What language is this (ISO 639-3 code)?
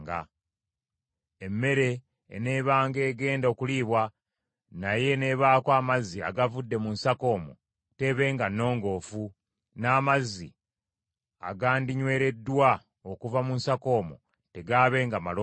lug